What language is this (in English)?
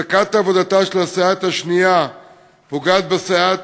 Hebrew